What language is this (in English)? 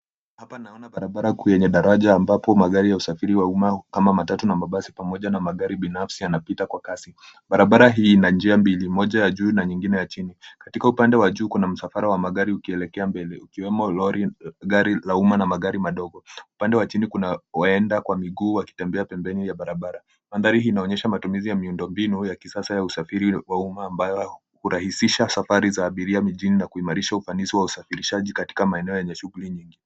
Swahili